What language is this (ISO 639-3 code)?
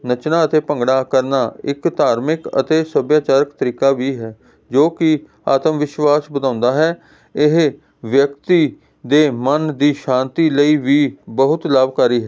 pan